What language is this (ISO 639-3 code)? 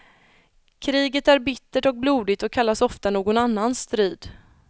swe